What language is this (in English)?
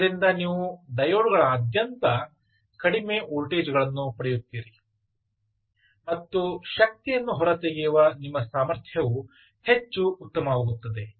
Kannada